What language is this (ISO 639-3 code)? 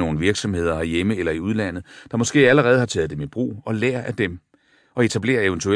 dan